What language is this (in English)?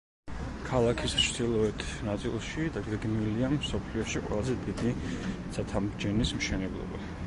Georgian